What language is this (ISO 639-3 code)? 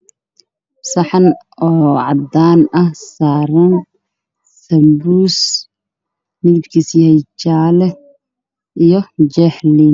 som